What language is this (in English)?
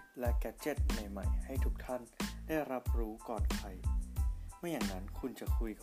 Thai